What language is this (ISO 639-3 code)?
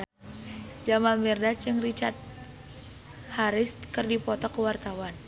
sun